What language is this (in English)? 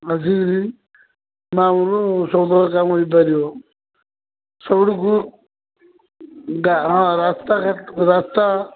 Odia